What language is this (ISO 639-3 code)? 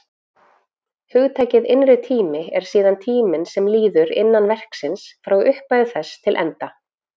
isl